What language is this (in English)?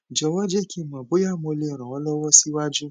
Yoruba